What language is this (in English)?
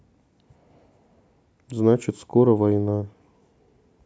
Russian